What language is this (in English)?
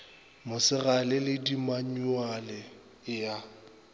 Northern Sotho